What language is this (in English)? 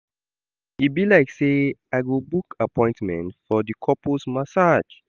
Nigerian Pidgin